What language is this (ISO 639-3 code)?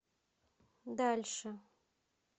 rus